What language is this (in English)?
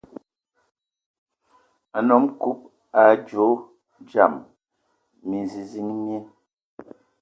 Ewondo